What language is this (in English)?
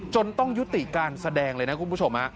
Thai